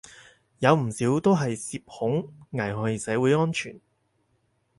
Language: Cantonese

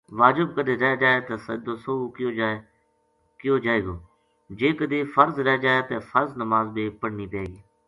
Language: Gujari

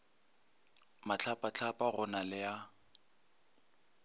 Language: Northern Sotho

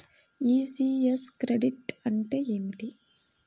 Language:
Telugu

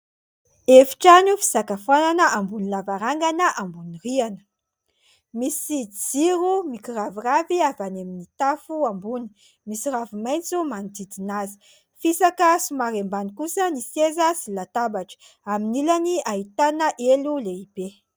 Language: Malagasy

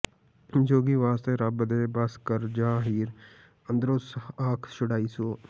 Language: Punjabi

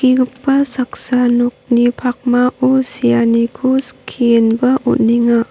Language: Garo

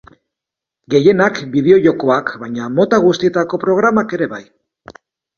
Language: Basque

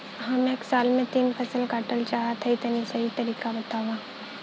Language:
Bhojpuri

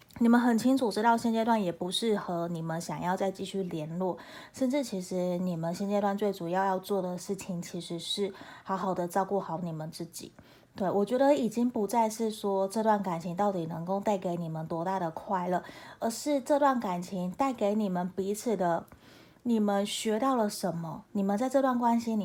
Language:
Chinese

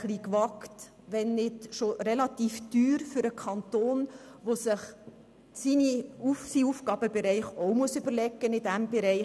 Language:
Swiss German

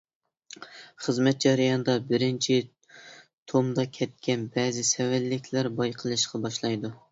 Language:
Uyghur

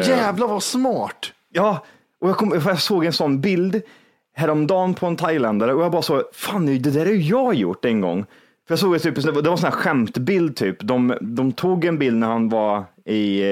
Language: Swedish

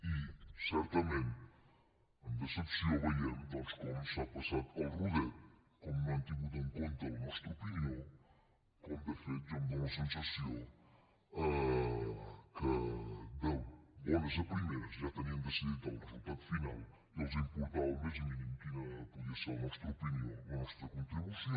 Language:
Catalan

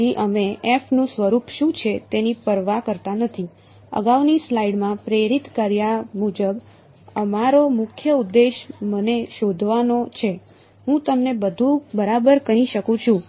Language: Gujarati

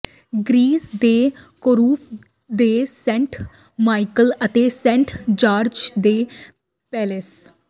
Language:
Punjabi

